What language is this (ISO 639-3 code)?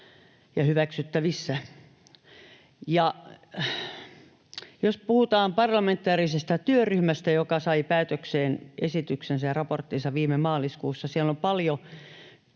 fin